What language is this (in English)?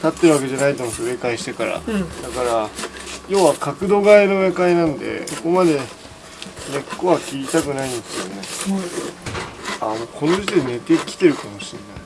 Japanese